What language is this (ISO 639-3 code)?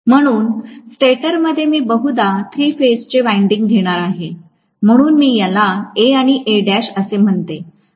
mar